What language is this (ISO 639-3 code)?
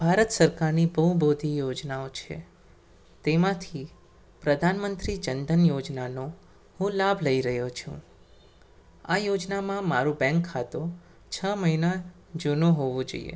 guj